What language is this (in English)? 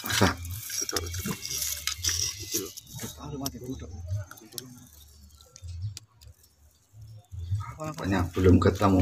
Indonesian